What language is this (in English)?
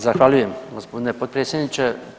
Croatian